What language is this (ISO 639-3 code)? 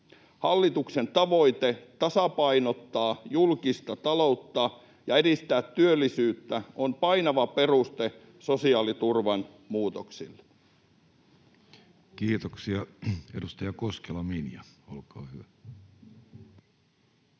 fin